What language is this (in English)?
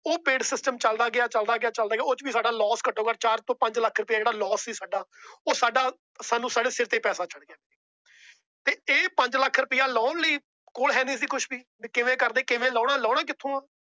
Punjabi